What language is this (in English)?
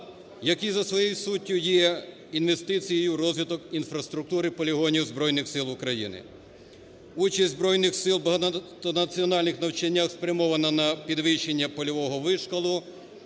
Ukrainian